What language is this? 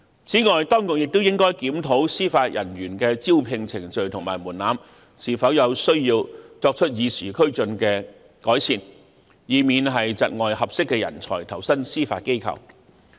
Cantonese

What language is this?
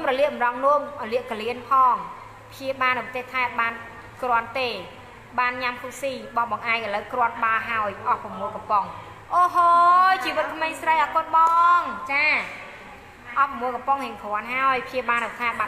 Thai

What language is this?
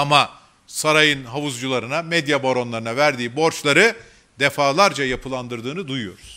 Turkish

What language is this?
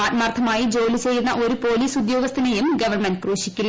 Malayalam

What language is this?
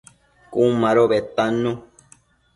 Matsés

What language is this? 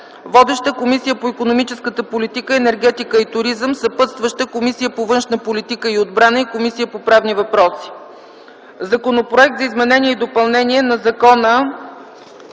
Bulgarian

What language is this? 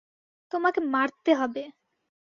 Bangla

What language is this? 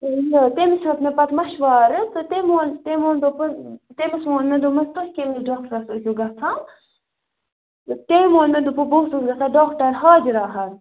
Kashmiri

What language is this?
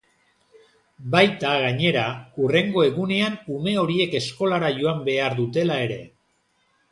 Basque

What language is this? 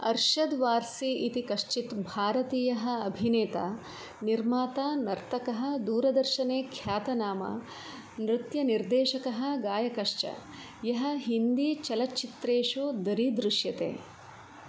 Sanskrit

